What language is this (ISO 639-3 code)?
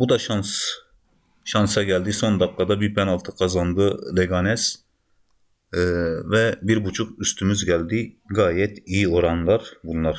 tur